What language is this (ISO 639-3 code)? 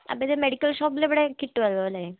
mal